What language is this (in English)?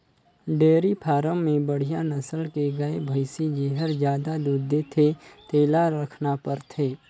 Chhattisgarhi